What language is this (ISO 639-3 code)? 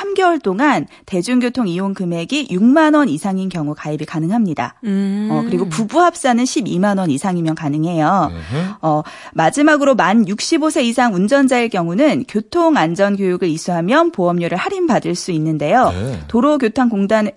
kor